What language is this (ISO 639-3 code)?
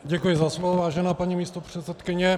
ces